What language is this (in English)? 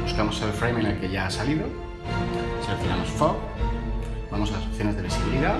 Spanish